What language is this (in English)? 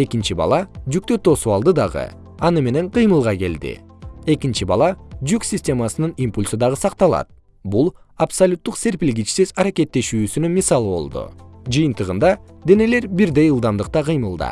Kyrgyz